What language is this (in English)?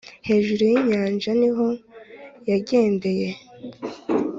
Kinyarwanda